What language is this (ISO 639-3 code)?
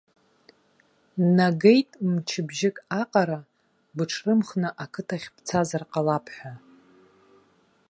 abk